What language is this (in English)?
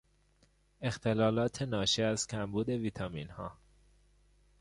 Persian